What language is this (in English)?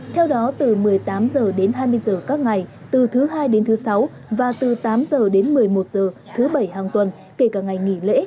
Vietnamese